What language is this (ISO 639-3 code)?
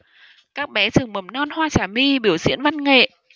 vie